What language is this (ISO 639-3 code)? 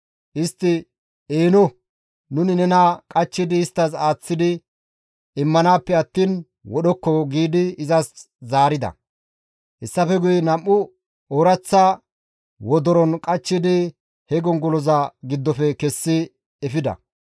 gmv